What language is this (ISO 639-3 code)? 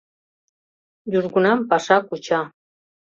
chm